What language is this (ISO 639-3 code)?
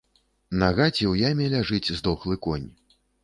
bel